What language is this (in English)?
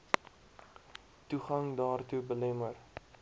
Afrikaans